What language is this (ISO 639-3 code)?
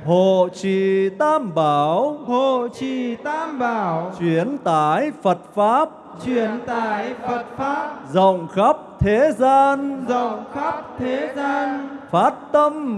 vie